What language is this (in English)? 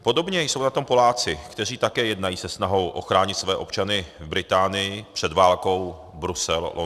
Czech